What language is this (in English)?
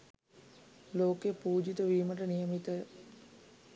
Sinhala